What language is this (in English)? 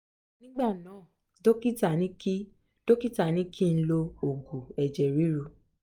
Yoruba